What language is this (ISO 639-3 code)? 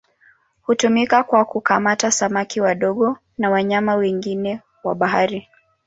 swa